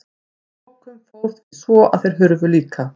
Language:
Icelandic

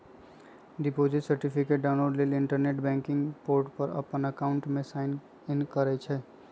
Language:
Magahi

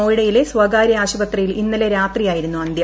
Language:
Malayalam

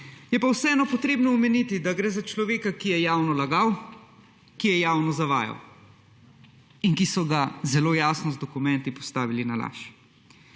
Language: Slovenian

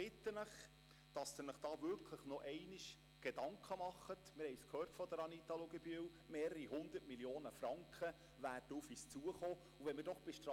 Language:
Swiss German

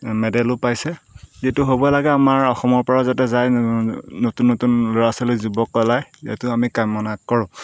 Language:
Assamese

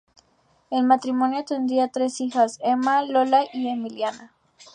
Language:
Spanish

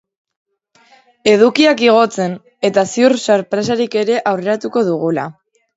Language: Basque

